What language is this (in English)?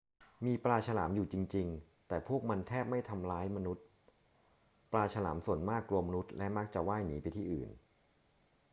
Thai